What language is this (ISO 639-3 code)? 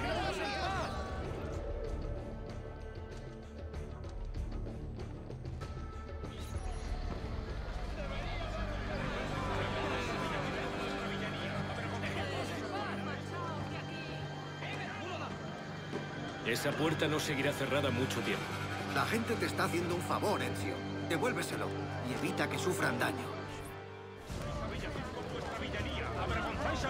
spa